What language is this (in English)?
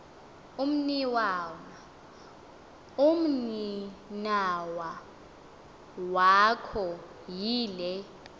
Xhosa